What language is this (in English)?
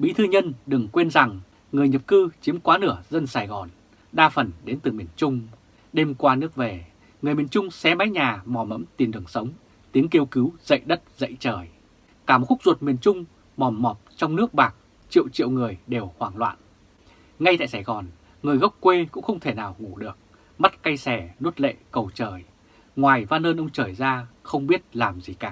Vietnamese